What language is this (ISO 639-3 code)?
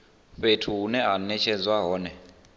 ven